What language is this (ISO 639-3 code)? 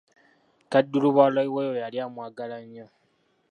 lug